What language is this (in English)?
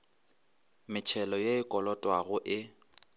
Northern Sotho